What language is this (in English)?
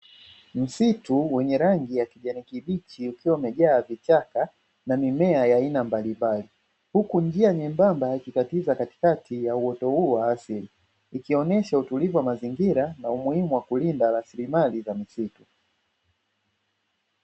Swahili